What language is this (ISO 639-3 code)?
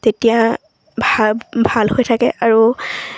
asm